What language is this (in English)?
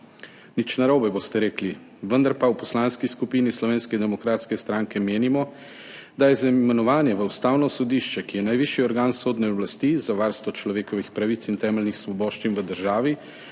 Slovenian